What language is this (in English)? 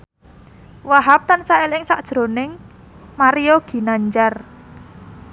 Javanese